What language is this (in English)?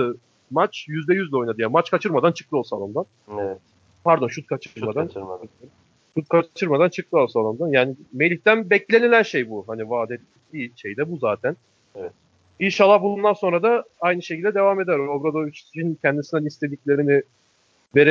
Turkish